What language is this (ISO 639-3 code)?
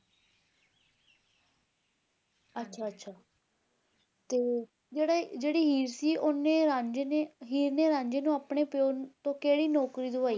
pan